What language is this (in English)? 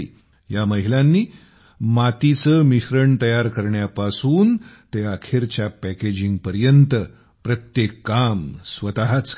Marathi